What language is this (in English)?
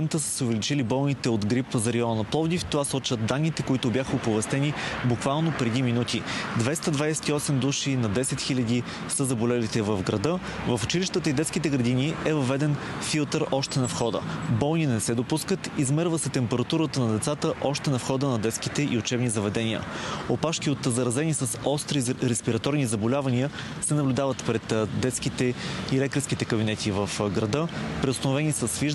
Bulgarian